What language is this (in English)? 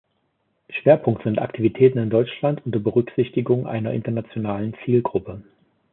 German